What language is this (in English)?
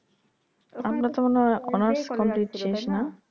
Bangla